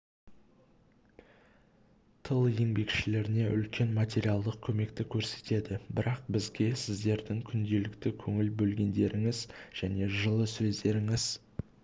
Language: Kazakh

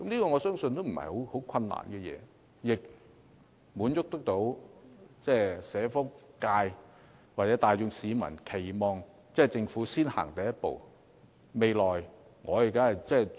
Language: Cantonese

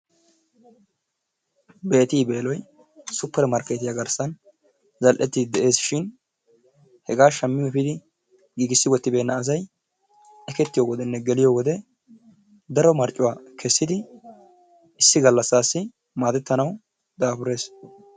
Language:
Wolaytta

